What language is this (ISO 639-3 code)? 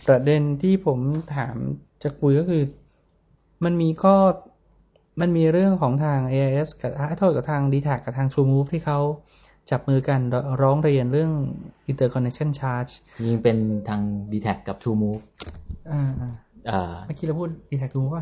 tha